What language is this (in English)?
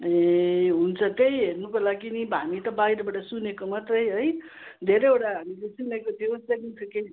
Nepali